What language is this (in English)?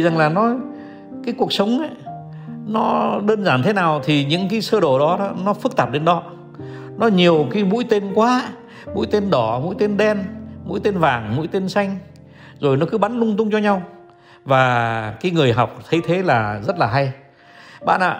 Vietnamese